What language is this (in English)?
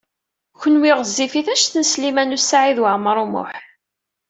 Kabyle